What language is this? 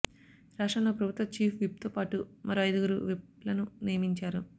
Telugu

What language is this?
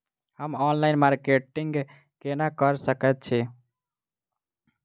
Maithili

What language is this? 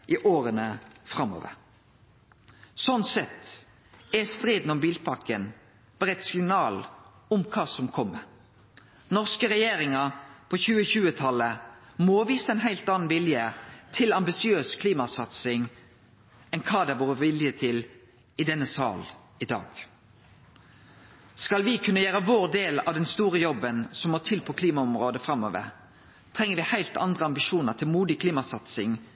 Norwegian Nynorsk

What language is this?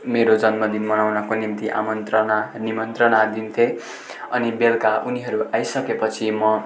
Nepali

